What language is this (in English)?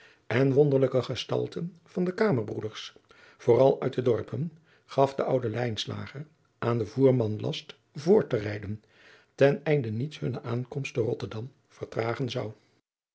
Dutch